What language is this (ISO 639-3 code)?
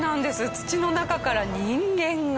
jpn